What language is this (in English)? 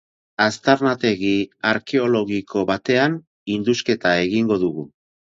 Basque